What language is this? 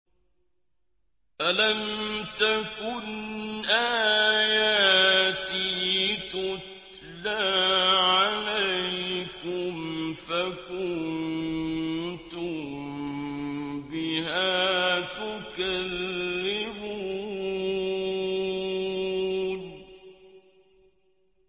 Arabic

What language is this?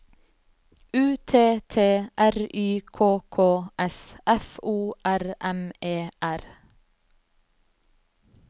Norwegian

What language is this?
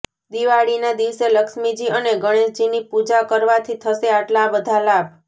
Gujarati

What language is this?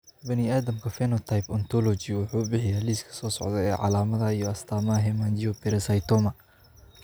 Somali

